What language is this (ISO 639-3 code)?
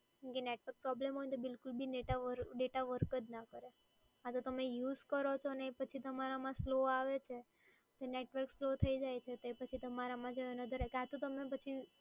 guj